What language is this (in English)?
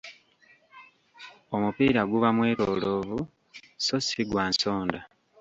Ganda